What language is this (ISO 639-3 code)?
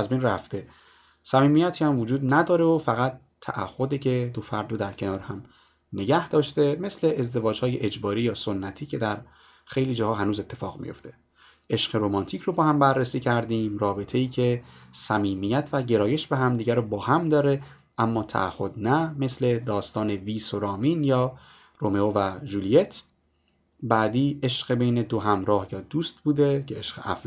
fas